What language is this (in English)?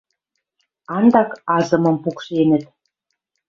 Western Mari